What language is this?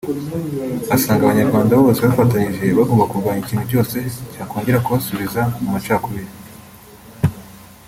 Kinyarwanda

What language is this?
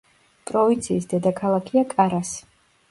Georgian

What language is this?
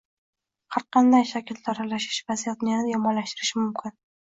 Uzbek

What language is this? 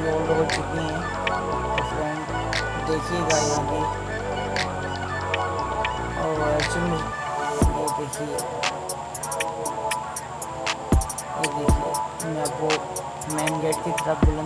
Hindi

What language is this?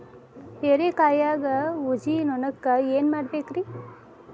Kannada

